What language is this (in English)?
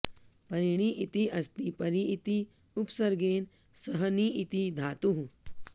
Sanskrit